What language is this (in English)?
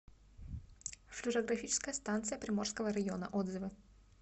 Russian